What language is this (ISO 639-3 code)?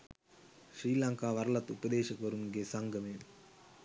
sin